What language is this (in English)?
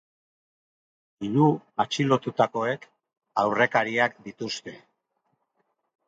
Basque